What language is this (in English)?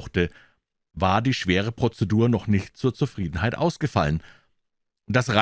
German